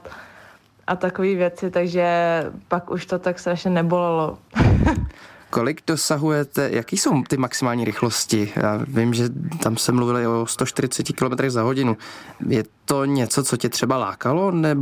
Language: Czech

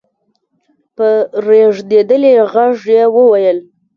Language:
Pashto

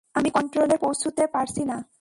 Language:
Bangla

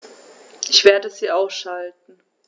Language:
German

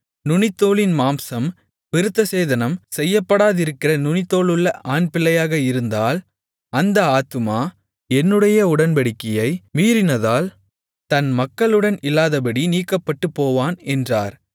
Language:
Tamil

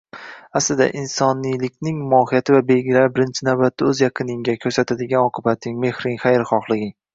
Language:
Uzbek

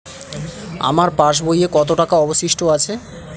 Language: Bangla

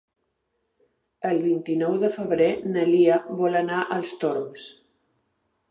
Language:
Catalan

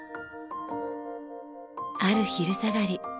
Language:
Japanese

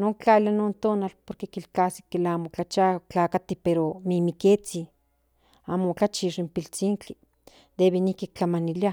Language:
Central Nahuatl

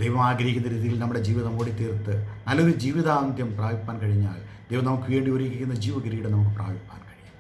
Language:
Malayalam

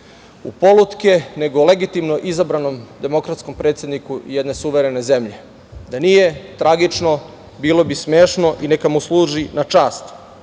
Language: Serbian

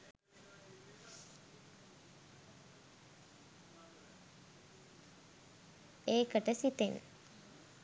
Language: Sinhala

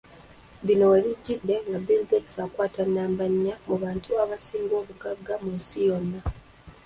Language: Ganda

